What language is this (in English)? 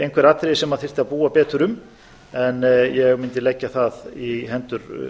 Icelandic